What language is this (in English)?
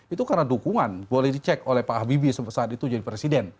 Indonesian